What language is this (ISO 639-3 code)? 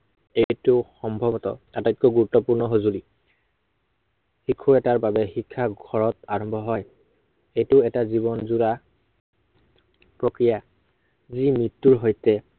asm